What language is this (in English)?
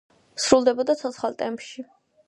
Georgian